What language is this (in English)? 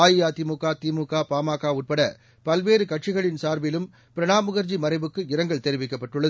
Tamil